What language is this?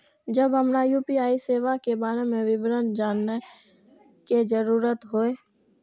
Maithili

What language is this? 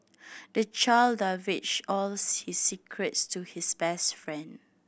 English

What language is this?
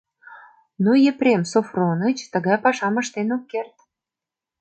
Mari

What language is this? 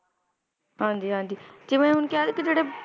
Punjabi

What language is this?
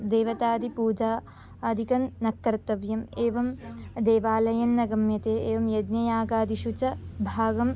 Sanskrit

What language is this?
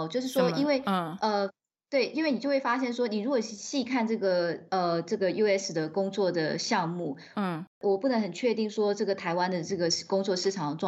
Chinese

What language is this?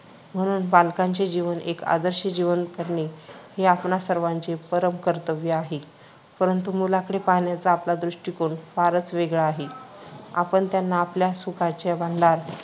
Marathi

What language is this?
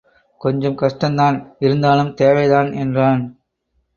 Tamil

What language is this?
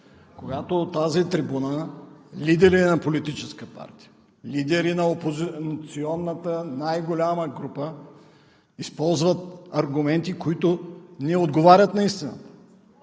Bulgarian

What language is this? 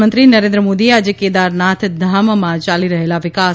Gujarati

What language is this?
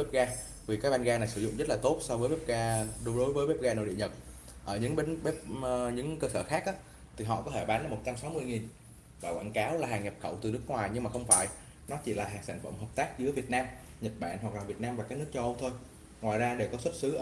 Vietnamese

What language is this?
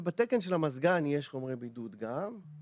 Hebrew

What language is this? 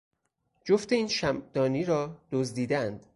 Persian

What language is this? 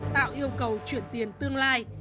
Vietnamese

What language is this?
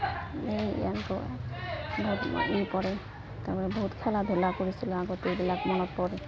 Assamese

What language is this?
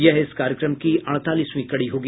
Hindi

